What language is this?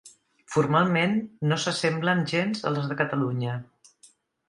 Catalan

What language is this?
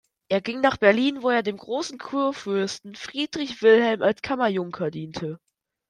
German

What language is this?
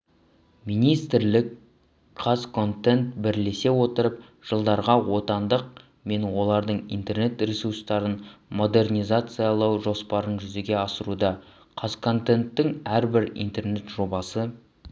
Kazakh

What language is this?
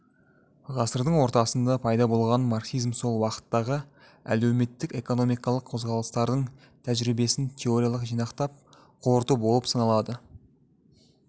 Kazakh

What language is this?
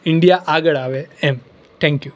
Gujarati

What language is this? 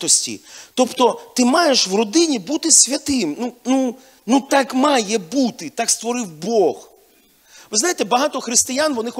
Ukrainian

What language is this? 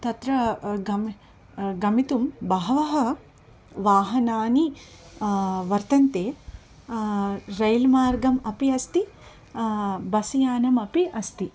Sanskrit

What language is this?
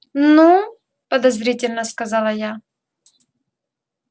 Russian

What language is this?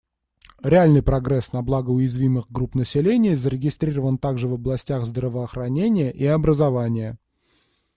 Russian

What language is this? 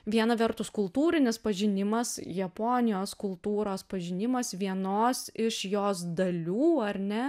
Lithuanian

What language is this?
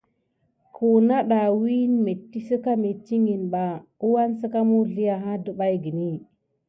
Gidar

